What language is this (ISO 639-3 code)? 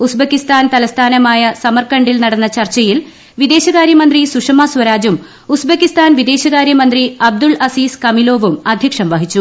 mal